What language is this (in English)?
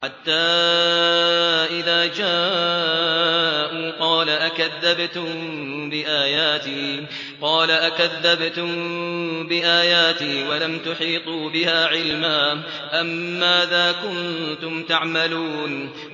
Arabic